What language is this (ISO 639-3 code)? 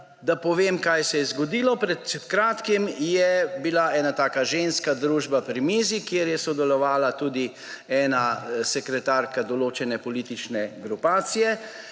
slv